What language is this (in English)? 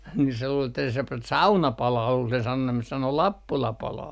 Finnish